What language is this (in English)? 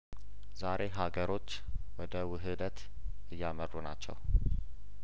Amharic